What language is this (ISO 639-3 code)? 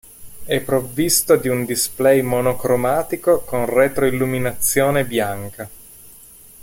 ita